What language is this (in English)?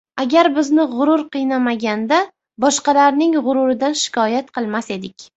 Uzbek